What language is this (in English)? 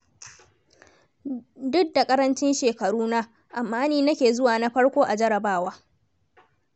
Hausa